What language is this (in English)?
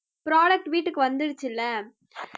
Tamil